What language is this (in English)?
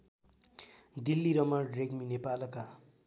Nepali